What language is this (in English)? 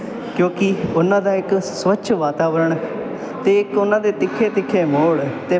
Punjabi